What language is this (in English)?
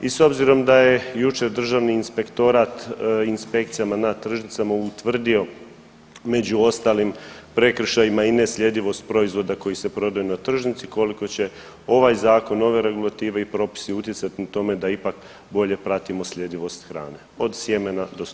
Croatian